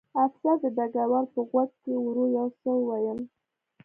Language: Pashto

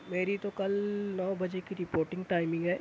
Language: Urdu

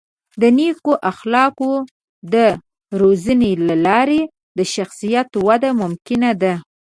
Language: Pashto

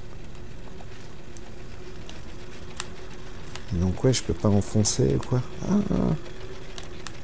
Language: French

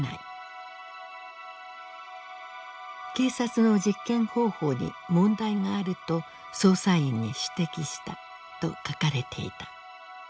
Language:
Japanese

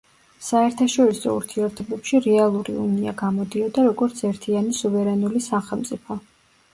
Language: Georgian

